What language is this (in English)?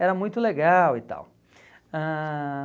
Portuguese